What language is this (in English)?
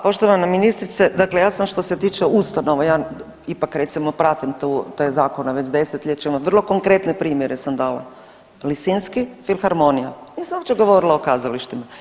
Croatian